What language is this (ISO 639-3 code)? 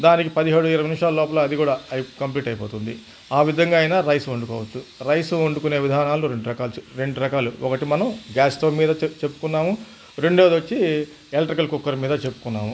tel